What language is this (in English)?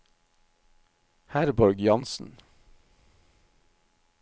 Norwegian